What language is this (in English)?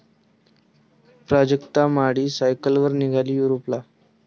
Marathi